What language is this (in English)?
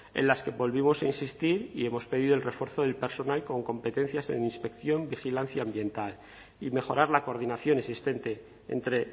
Spanish